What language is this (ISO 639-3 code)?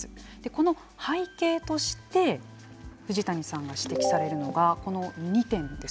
jpn